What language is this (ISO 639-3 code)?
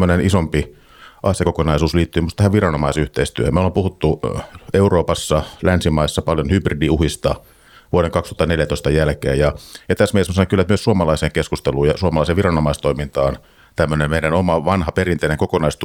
fin